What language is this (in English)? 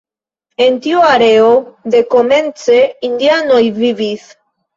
Esperanto